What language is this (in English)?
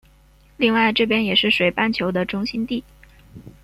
Chinese